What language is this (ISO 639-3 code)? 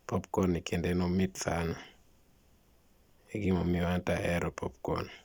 luo